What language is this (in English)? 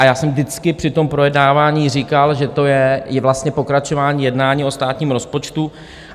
Czech